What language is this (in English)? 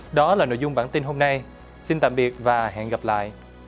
Vietnamese